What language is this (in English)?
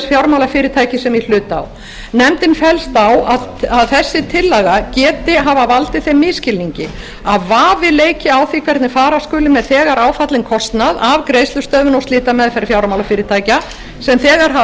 Icelandic